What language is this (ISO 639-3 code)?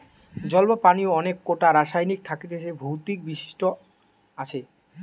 ben